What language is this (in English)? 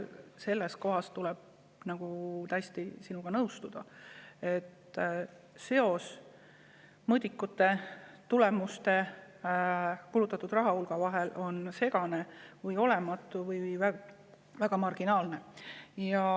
Estonian